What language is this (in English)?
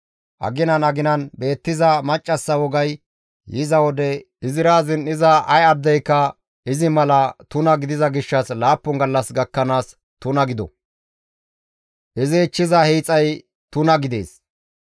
Gamo